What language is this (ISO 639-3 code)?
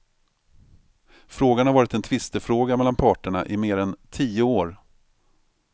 swe